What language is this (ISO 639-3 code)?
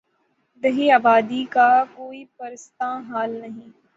urd